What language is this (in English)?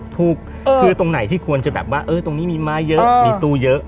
Thai